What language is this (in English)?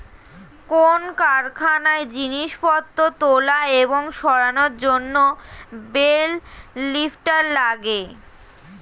Bangla